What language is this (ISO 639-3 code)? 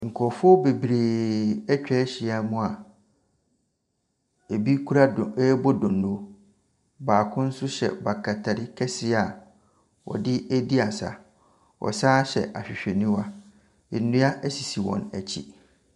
aka